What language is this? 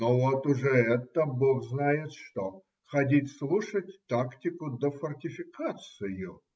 Russian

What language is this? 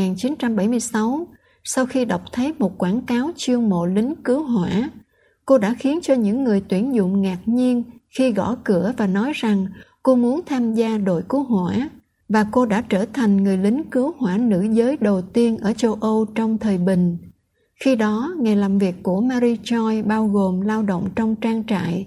Vietnamese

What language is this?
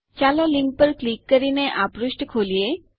Gujarati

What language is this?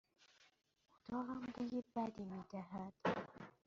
Persian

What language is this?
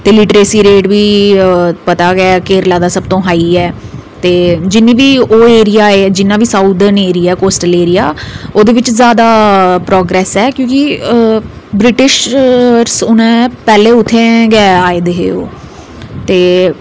Dogri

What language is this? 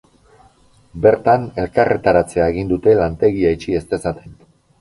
Basque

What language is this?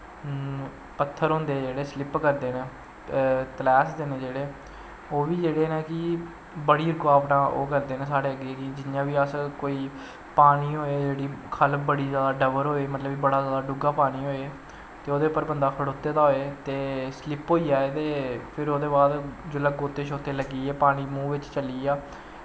Dogri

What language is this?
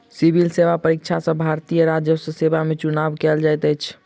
Maithili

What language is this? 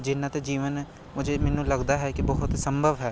Punjabi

